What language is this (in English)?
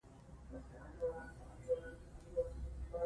Pashto